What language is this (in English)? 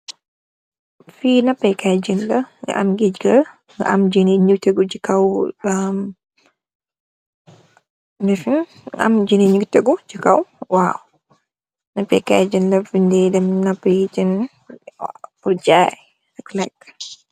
Wolof